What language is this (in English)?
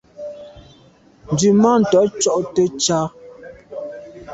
Medumba